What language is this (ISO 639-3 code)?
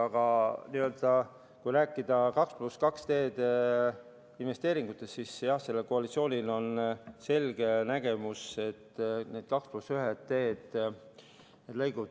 est